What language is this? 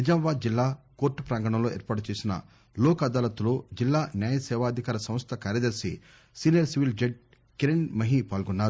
Telugu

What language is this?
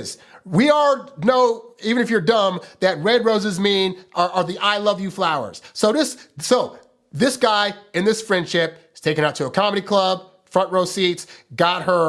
English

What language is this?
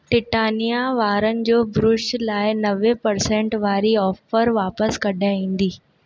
Sindhi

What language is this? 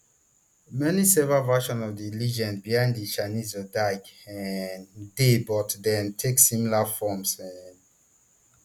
Nigerian Pidgin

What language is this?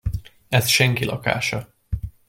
Hungarian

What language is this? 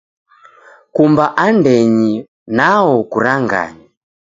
Taita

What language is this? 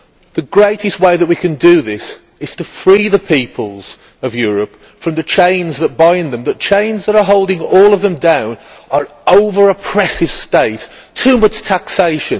English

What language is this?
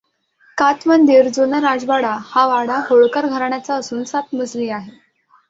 Marathi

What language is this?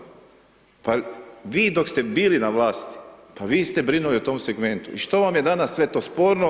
Croatian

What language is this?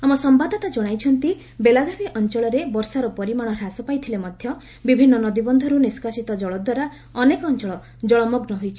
Odia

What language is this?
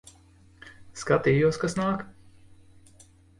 Latvian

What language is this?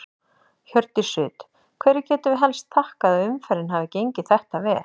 Icelandic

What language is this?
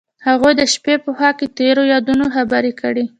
Pashto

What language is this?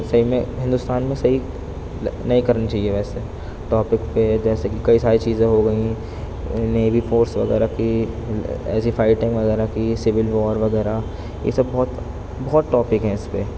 Urdu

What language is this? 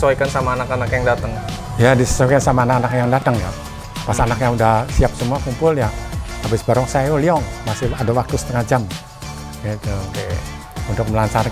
Indonesian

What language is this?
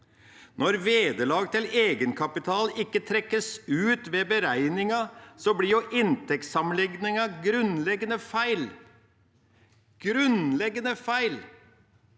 Norwegian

